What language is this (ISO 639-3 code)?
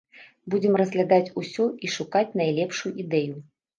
bel